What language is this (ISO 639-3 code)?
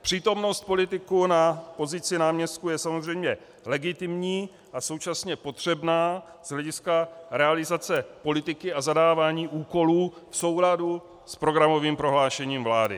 ces